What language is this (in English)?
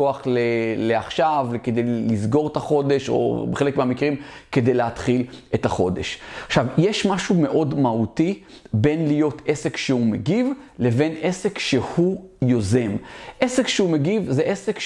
Hebrew